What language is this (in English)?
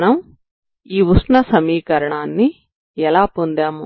Telugu